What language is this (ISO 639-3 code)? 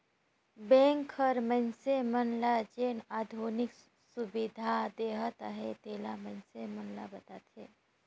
hne